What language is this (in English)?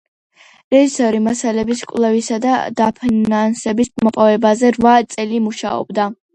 Georgian